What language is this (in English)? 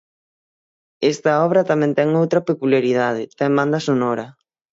Galician